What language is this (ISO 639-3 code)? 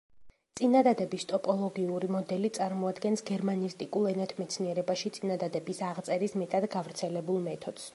kat